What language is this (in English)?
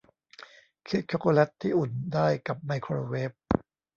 Thai